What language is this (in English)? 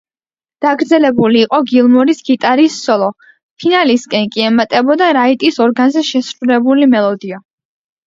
Georgian